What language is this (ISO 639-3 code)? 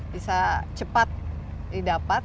ind